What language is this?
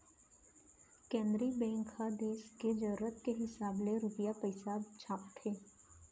Chhattisgarhi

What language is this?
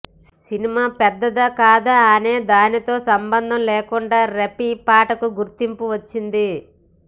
Telugu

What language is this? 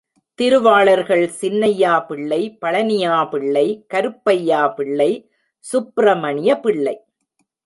Tamil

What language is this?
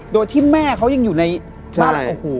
Thai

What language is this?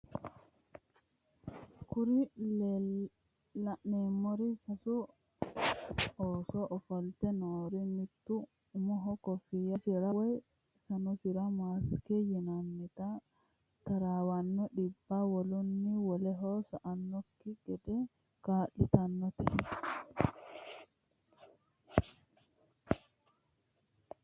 Sidamo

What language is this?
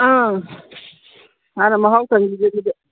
Manipuri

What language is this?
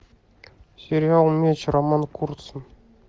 Russian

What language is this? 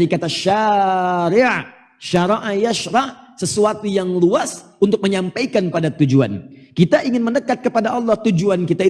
Indonesian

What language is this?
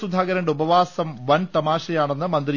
Malayalam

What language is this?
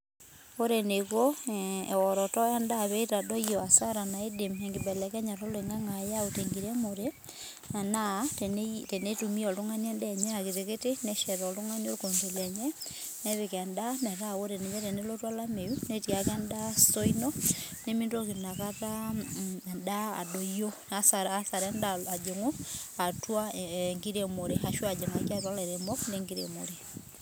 Masai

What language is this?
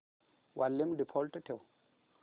Marathi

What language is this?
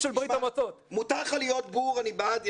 Hebrew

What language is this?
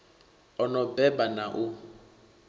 Venda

